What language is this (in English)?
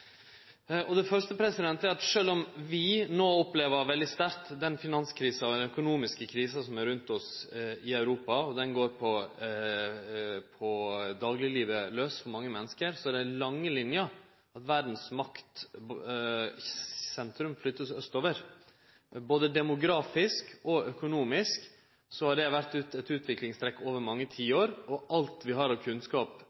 Norwegian Nynorsk